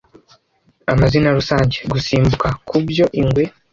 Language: Kinyarwanda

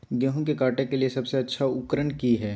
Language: Magahi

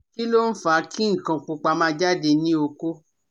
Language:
Yoruba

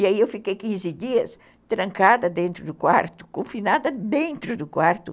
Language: Portuguese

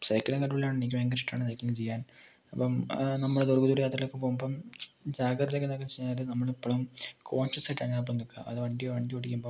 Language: Malayalam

